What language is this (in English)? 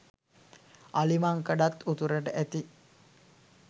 Sinhala